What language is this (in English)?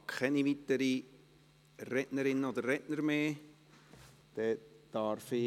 Swiss German